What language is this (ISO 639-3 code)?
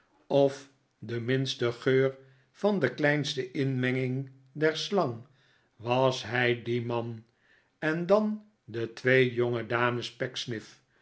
nld